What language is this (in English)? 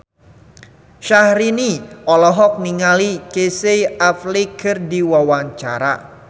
Sundanese